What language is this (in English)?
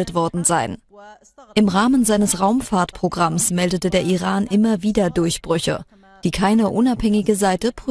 German